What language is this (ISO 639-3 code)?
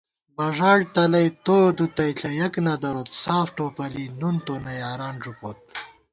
gwt